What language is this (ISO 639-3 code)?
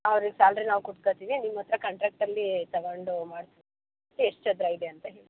kan